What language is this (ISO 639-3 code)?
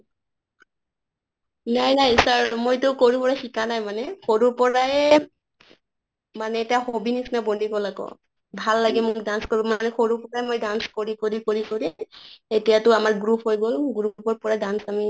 asm